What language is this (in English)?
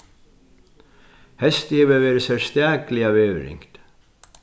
Faroese